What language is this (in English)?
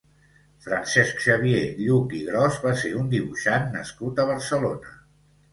Catalan